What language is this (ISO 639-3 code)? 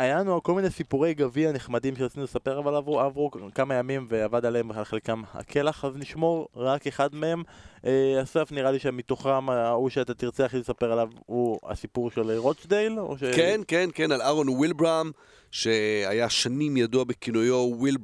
heb